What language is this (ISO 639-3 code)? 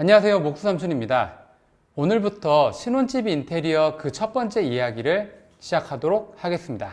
kor